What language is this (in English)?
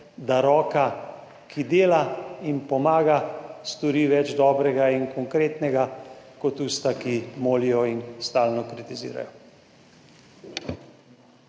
Slovenian